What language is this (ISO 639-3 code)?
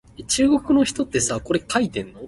nan